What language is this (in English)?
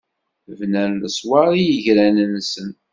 Kabyle